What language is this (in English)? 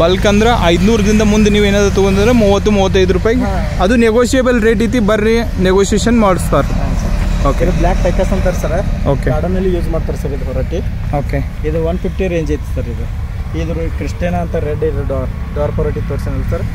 Kannada